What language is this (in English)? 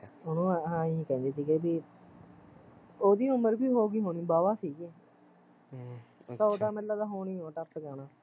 Punjabi